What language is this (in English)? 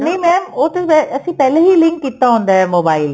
Punjabi